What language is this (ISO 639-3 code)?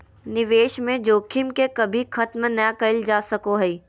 mag